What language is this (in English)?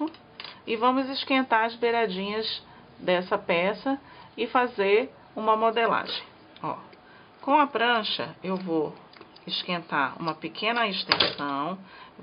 Portuguese